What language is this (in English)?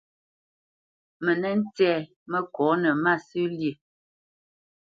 Bamenyam